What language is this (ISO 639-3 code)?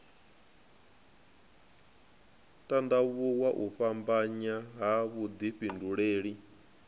ven